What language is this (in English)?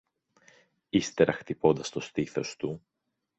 Greek